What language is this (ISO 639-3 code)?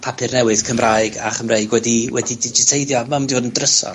cym